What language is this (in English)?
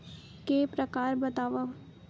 Chhattisgarhi